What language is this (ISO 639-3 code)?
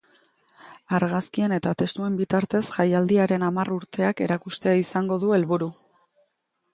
eus